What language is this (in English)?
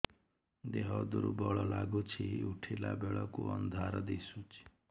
Odia